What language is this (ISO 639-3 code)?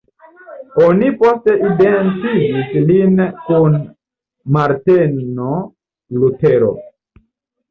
epo